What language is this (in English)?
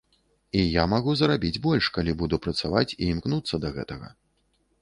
Belarusian